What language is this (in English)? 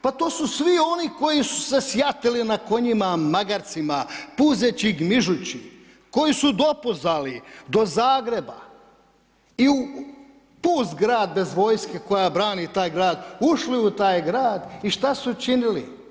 Croatian